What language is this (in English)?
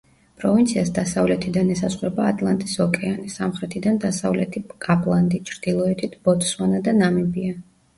Georgian